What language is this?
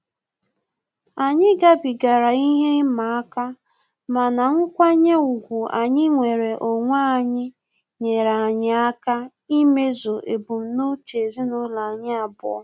Igbo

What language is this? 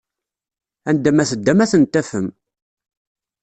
Kabyle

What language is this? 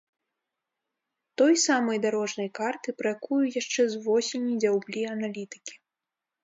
Belarusian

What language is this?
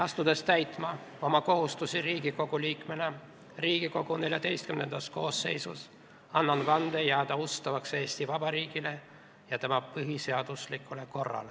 Estonian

